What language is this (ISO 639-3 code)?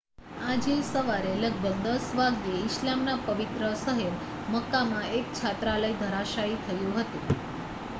guj